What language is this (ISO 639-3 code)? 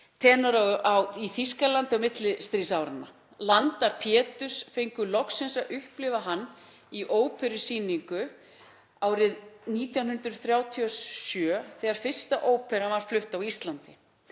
isl